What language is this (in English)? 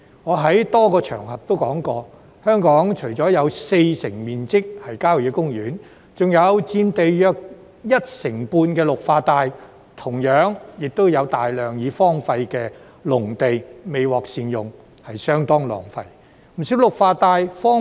Cantonese